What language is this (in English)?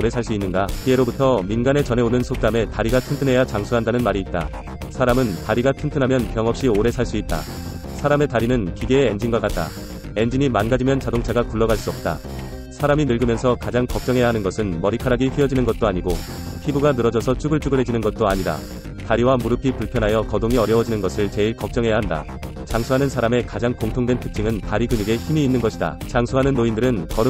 Korean